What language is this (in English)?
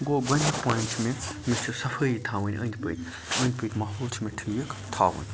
Kashmiri